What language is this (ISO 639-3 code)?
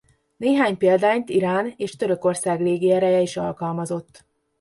hun